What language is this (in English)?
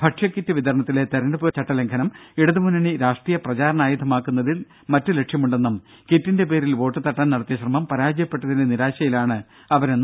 Malayalam